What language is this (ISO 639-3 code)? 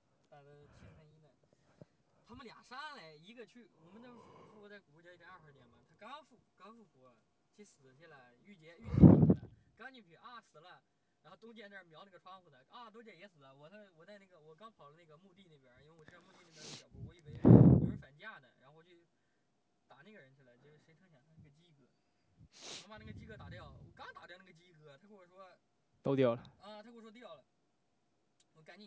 zho